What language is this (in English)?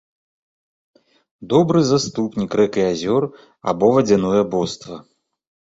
Belarusian